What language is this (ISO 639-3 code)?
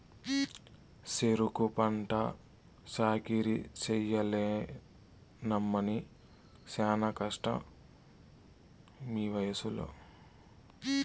tel